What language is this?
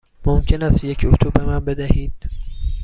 Persian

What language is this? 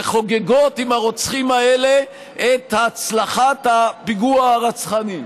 Hebrew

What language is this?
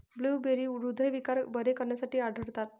Marathi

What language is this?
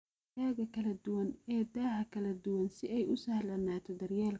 Somali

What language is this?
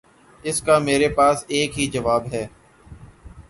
Urdu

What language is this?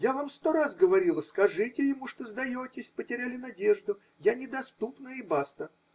Russian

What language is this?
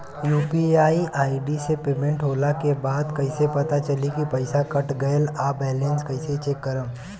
Bhojpuri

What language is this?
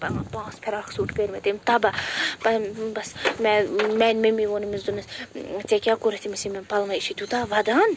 Kashmiri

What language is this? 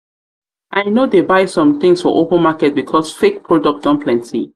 Nigerian Pidgin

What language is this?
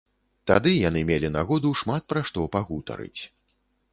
Belarusian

